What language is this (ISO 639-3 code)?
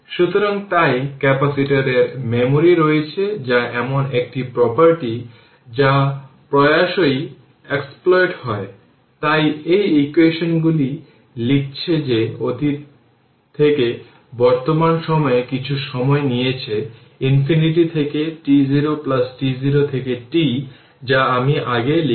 ben